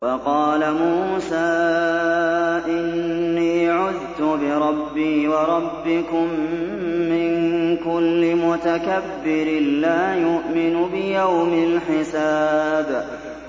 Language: Arabic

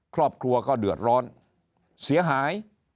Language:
Thai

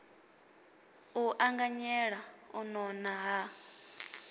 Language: Venda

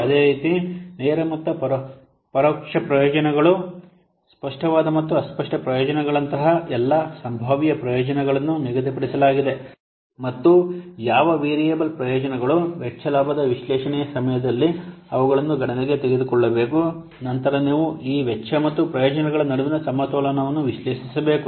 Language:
Kannada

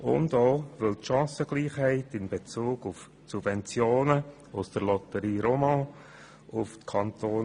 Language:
Swiss German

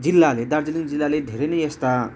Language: Nepali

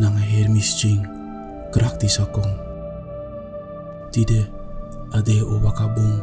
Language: Dutch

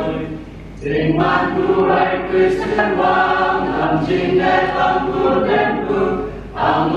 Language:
Thai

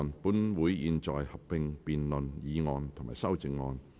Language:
Cantonese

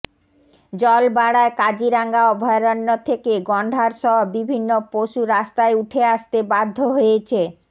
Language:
Bangla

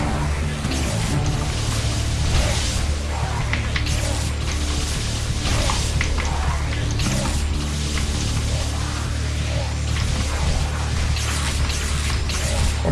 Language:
Portuguese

